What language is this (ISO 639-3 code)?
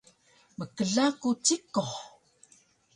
trv